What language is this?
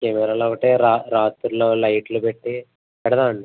Telugu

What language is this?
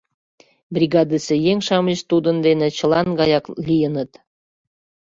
Mari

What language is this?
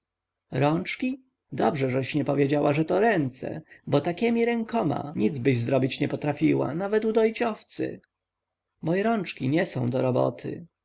Polish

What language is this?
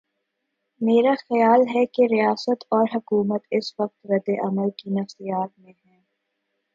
Urdu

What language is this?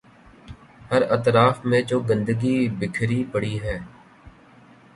Urdu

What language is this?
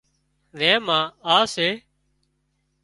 Wadiyara Koli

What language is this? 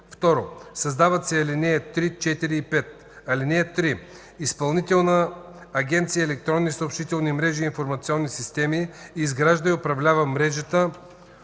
Bulgarian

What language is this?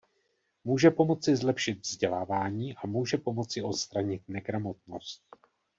Czech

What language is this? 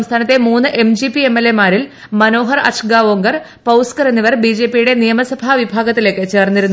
Malayalam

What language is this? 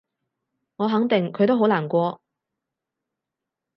Cantonese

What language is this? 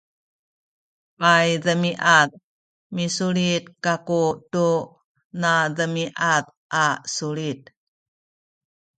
Sakizaya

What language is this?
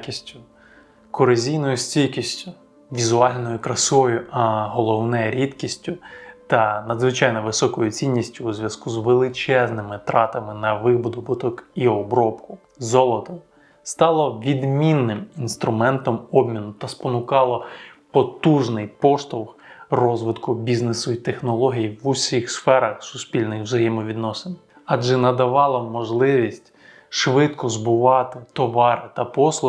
Ukrainian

